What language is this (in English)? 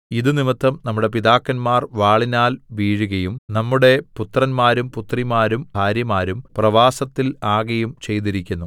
Malayalam